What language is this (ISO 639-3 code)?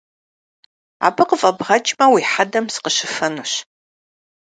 kbd